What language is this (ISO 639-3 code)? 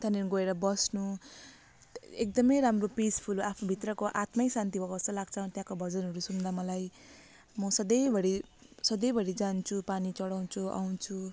nep